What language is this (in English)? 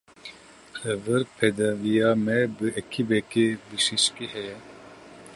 Kurdish